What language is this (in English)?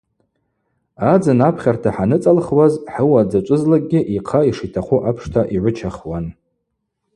Abaza